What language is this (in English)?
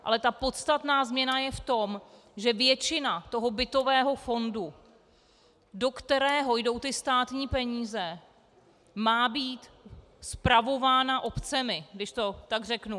Czech